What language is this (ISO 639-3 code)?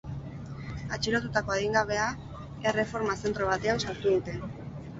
eus